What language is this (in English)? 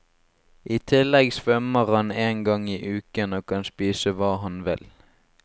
Norwegian